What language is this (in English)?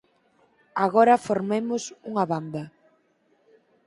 Galician